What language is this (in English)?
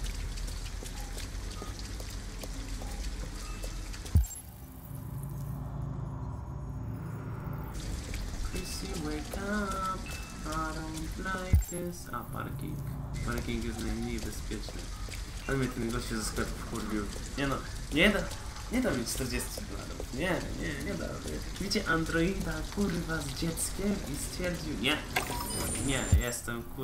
Polish